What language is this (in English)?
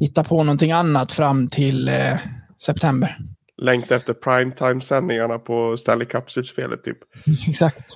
Swedish